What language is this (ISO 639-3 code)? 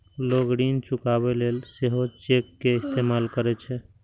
mai